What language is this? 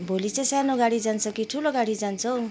Nepali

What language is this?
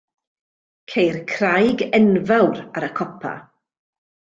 Welsh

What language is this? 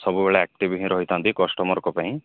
Odia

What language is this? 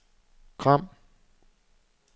Danish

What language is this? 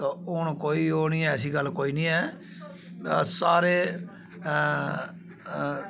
Dogri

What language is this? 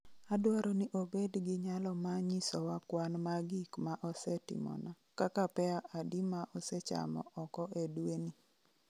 Luo (Kenya and Tanzania)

